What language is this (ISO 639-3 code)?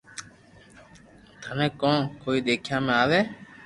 lrk